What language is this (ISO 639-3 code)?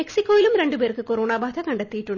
mal